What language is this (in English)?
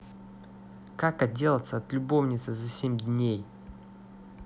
Russian